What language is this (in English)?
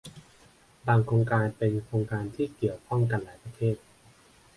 Thai